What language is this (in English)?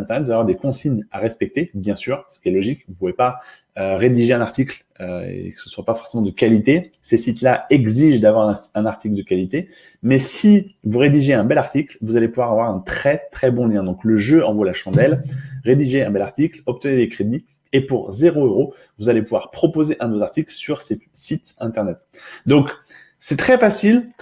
French